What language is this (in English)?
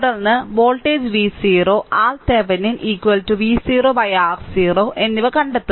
Malayalam